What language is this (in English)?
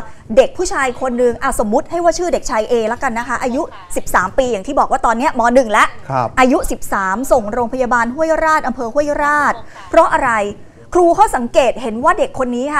Thai